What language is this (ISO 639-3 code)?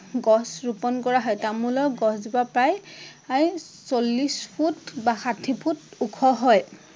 asm